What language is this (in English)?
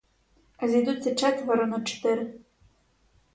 Ukrainian